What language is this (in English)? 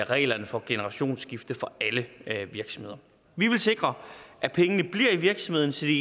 Danish